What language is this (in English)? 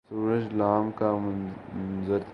Urdu